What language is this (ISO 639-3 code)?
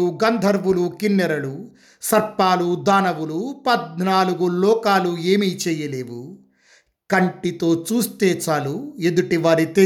tel